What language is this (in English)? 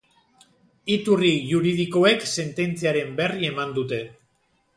Basque